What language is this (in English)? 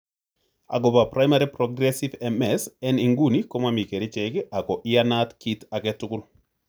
Kalenjin